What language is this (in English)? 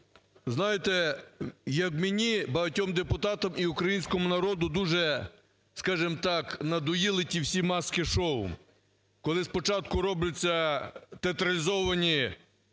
Ukrainian